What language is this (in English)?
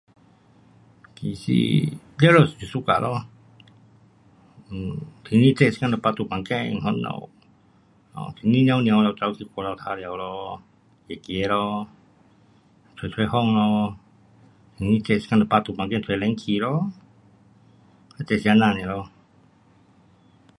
Pu-Xian Chinese